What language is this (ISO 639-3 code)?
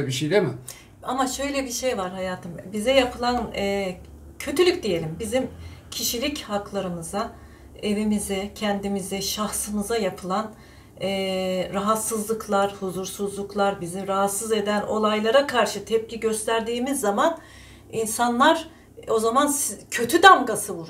tur